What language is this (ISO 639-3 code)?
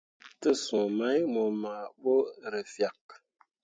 mua